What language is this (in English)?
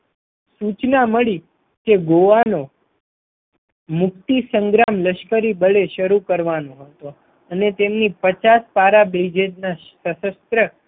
Gujarati